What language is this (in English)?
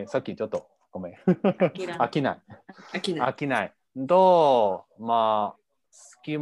Japanese